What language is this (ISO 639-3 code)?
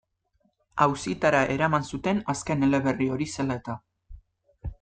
eus